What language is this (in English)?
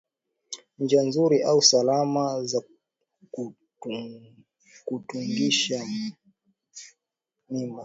Swahili